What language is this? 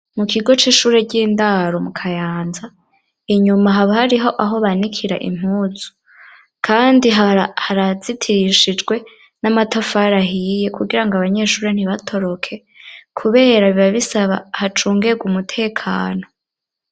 Rundi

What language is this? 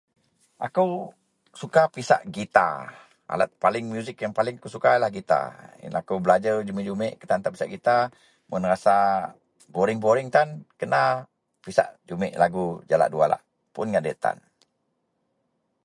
Central Melanau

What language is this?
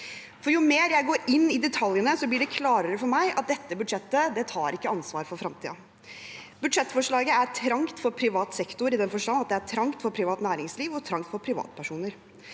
Norwegian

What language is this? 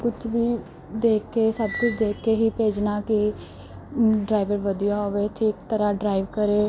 Punjabi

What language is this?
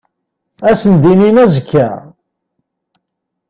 Kabyle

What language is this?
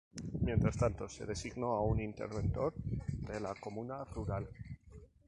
Spanish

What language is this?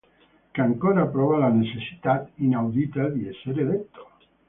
Italian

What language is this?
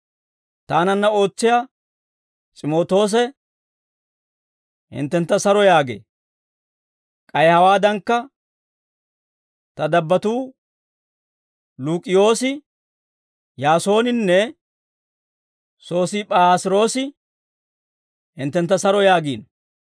Dawro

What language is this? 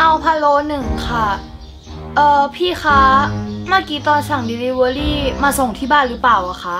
Thai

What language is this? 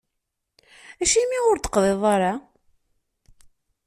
Kabyle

